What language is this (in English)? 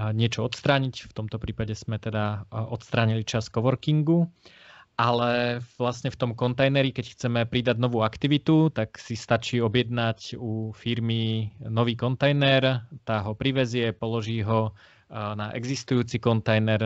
Slovak